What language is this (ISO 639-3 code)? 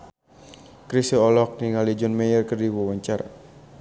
sun